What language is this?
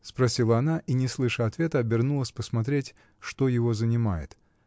Russian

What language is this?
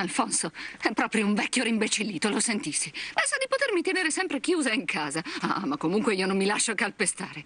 Italian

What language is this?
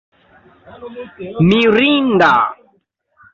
Esperanto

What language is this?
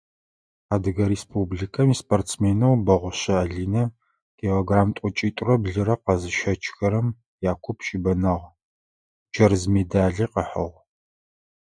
Adyghe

